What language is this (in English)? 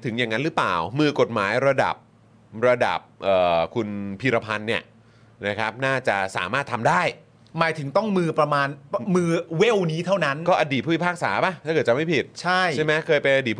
Thai